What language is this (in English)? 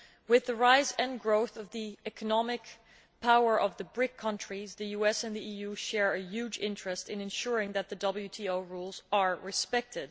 English